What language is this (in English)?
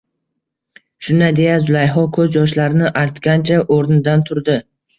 Uzbek